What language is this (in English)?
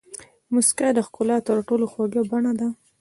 Pashto